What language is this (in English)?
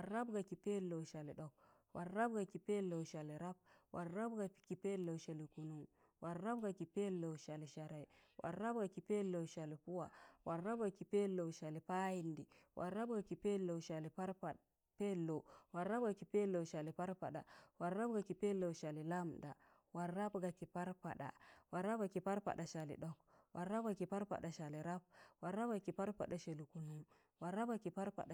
Tangale